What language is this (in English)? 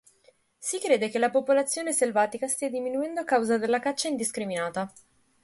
Italian